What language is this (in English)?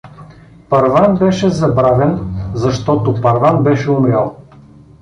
Bulgarian